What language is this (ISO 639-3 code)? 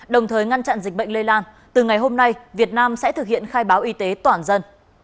vie